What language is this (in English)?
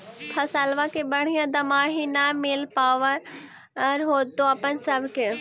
Magahi